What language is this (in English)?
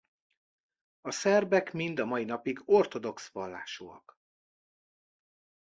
Hungarian